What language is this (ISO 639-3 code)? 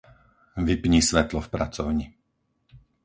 slk